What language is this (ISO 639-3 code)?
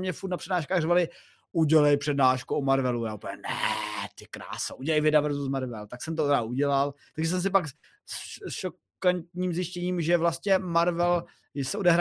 ces